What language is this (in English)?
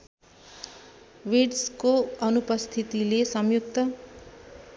Nepali